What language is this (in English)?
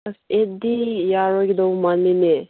Manipuri